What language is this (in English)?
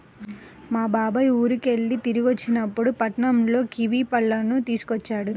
Telugu